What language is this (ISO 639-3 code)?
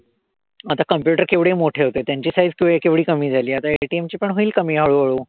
mar